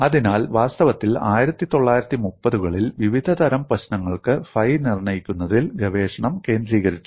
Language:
Malayalam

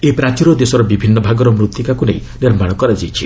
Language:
Odia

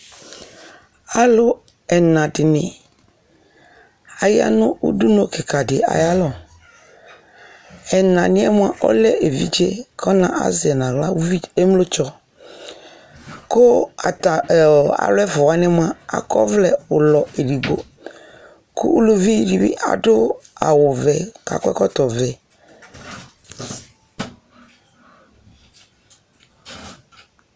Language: Ikposo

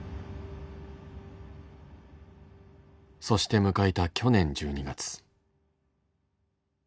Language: Japanese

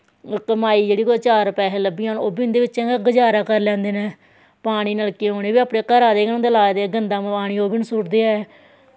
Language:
Dogri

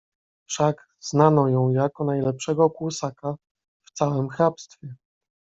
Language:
Polish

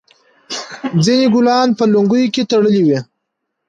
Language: Pashto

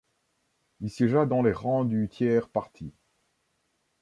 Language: French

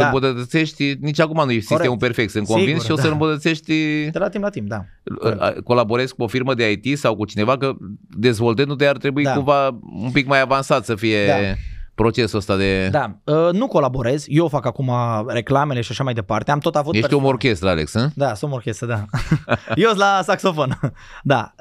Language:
Romanian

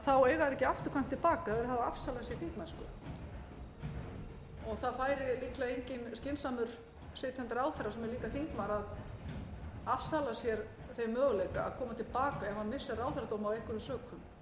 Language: Icelandic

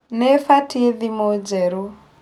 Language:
Kikuyu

